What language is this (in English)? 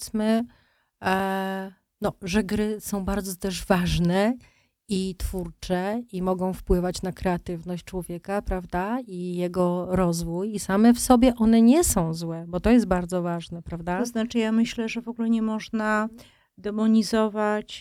Polish